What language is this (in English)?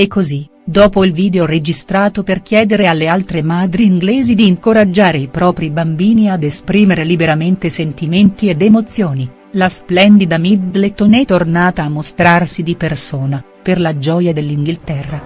Italian